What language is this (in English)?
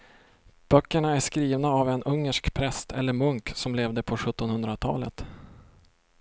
Swedish